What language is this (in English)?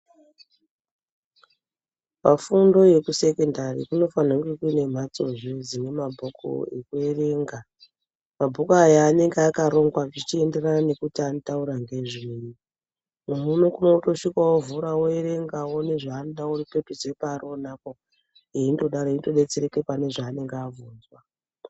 Ndau